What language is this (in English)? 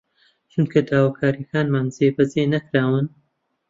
Central Kurdish